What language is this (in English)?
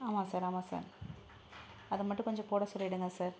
Tamil